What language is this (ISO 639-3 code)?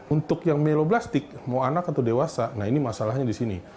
ind